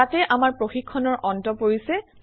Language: Assamese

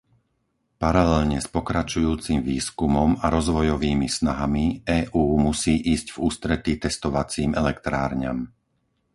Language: Slovak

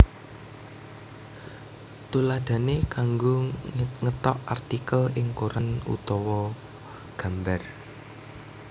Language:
Javanese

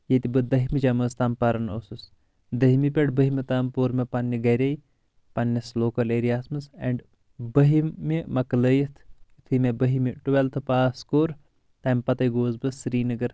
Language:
Kashmiri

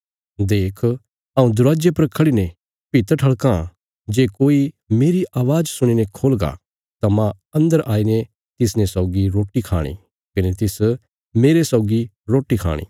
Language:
Bilaspuri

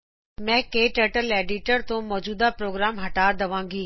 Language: Punjabi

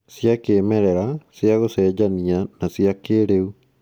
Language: Kikuyu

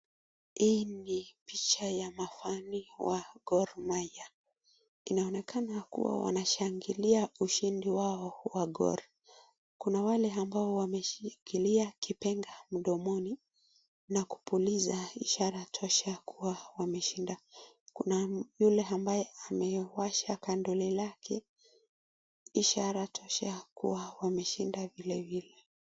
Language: Swahili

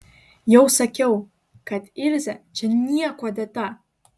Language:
Lithuanian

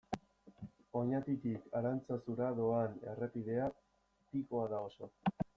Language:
Basque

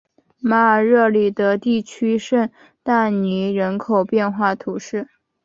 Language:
Chinese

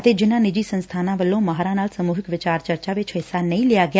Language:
Punjabi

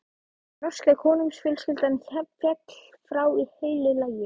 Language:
Icelandic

